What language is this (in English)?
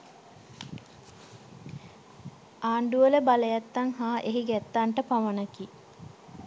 Sinhala